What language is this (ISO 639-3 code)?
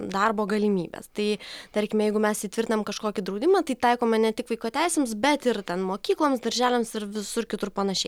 lit